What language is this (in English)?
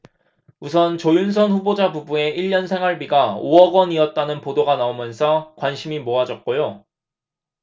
Korean